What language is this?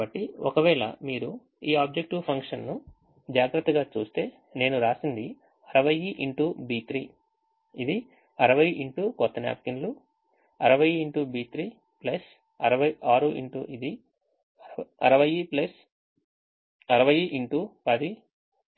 Telugu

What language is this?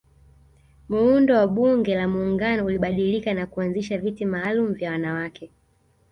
Swahili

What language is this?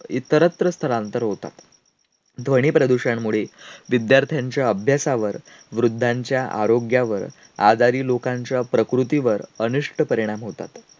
Marathi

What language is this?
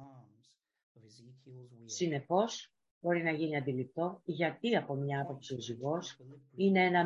Greek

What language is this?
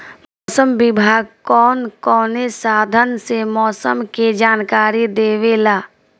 Bhojpuri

